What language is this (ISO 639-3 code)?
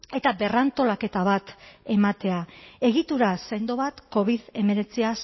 eus